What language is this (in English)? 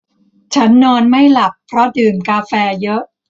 Thai